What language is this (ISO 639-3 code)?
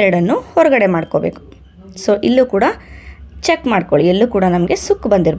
jpn